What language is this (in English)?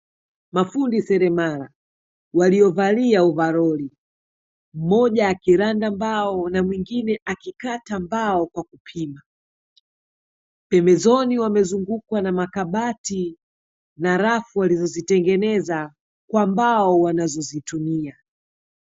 Swahili